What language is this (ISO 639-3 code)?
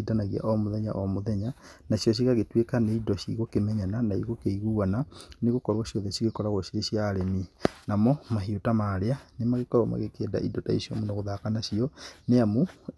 kik